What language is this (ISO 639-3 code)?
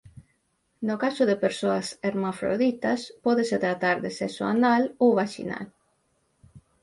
glg